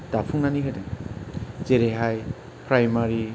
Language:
Bodo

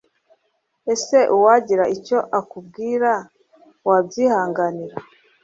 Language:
Kinyarwanda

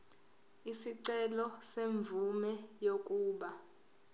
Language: Zulu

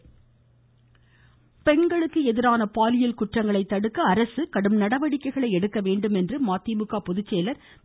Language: Tamil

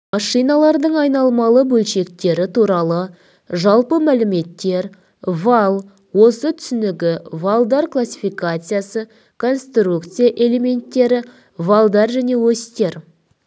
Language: Kazakh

